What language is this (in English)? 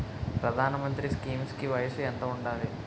Telugu